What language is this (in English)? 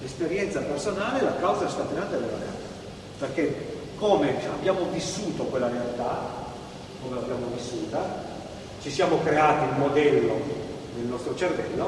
Italian